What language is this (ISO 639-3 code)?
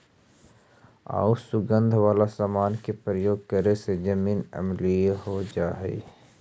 mag